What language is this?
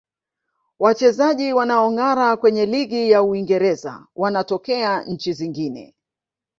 Swahili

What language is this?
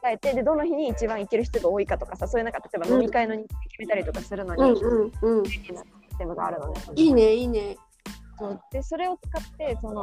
Japanese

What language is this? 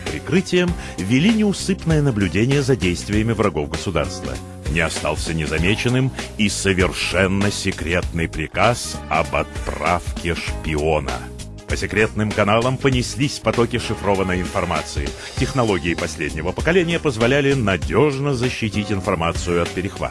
Russian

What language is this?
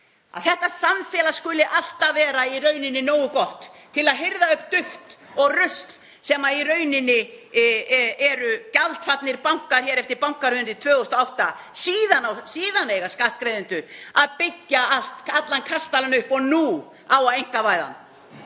Icelandic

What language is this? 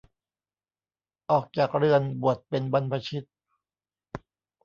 Thai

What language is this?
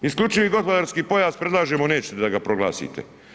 Croatian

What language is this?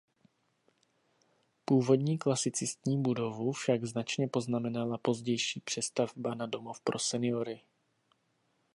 Czech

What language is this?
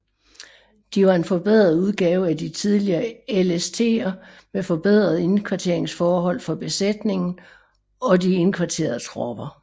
Danish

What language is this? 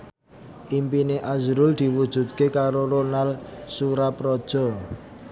Javanese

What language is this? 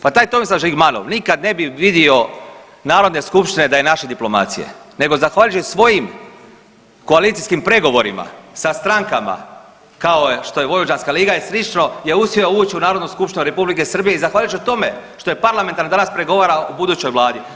Croatian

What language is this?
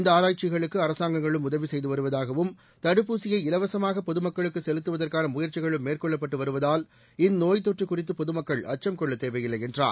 Tamil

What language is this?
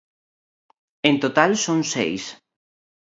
Galician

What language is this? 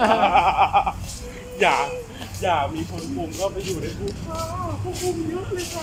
Thai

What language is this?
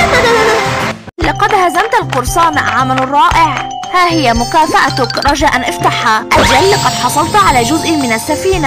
Arabic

